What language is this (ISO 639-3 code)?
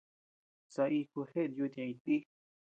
cux